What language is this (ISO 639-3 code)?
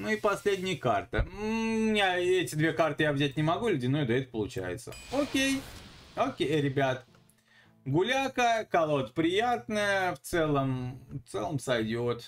rus